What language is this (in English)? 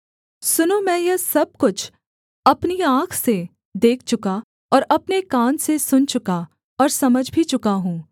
Hindi